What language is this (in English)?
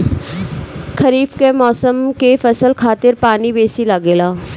Bhojpuri